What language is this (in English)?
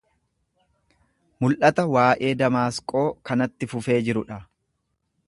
Oromo